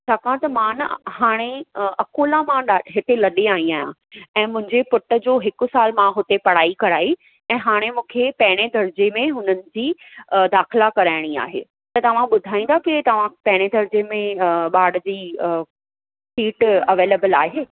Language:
Sindhi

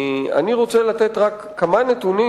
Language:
Hebrew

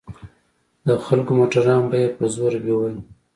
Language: Pashto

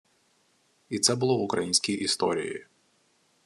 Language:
Ukrainian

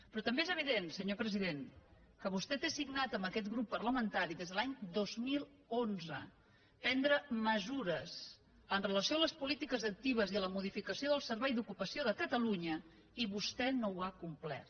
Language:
Catalan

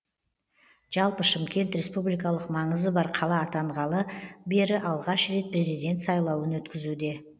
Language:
Kazakh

